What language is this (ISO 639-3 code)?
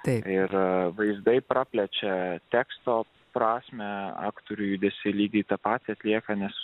lit